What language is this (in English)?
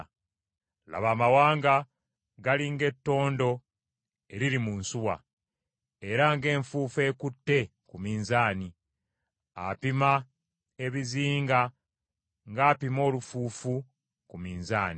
Ganda